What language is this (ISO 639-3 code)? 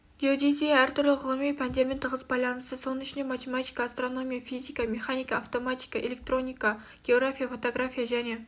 kaz